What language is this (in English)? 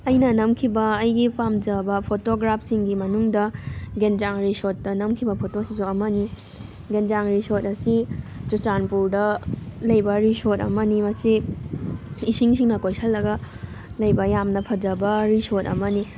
Manipuri